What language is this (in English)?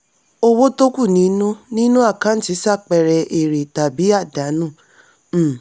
Yoruba